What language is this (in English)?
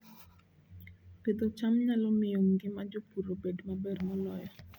Luo (Kenya and Tanzania)